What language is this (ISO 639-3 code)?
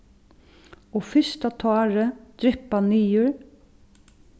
fao